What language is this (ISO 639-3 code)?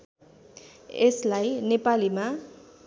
nep